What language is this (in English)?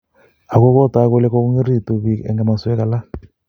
Kalenjin